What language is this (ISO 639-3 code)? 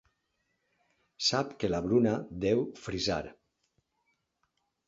cat